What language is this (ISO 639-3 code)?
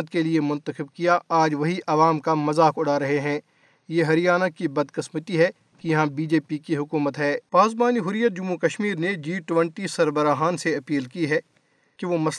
urd